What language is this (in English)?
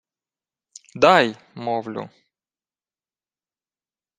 Ukrainian